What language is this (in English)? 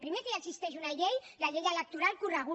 Catalan